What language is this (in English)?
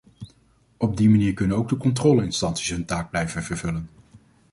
Dutch